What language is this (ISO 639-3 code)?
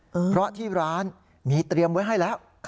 tha